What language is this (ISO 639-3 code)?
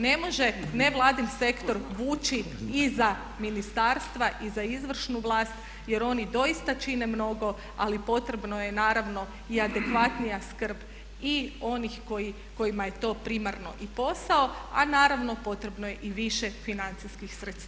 hrv